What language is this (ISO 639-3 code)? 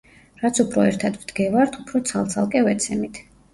kat